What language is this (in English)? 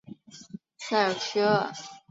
Chinese